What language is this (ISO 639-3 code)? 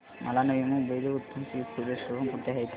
mar